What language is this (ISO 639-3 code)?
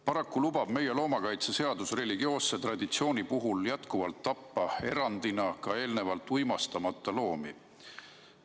est